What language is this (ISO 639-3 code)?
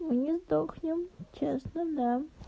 rus